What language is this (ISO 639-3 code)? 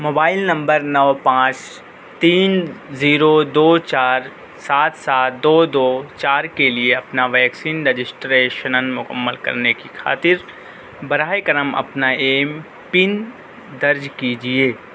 urd